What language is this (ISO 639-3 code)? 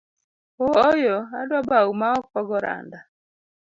luo